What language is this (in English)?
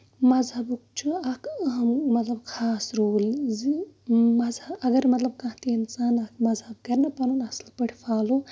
Kashmiri